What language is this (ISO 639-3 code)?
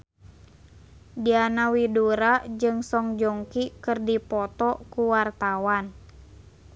sun